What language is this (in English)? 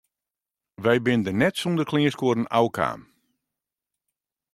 Western Frisian